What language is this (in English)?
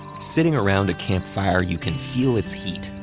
English